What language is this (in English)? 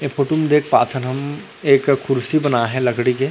Chhattisgarhi